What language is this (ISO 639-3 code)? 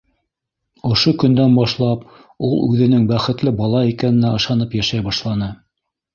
bak